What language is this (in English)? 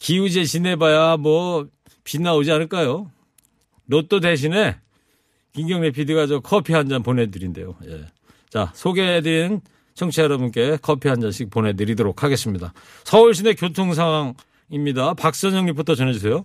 Korean